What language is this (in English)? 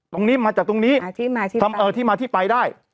Thai